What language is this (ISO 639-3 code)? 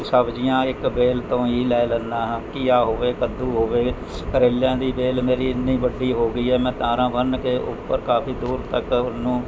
pan